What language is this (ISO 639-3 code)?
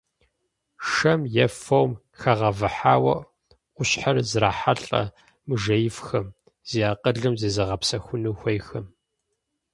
kbd